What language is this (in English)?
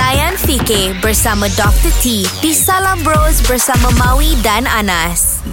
Malay